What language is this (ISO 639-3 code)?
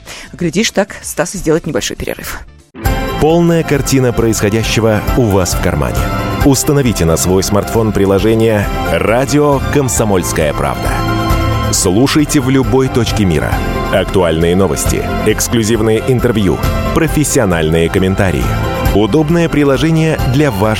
rus